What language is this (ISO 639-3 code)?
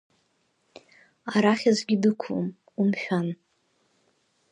abk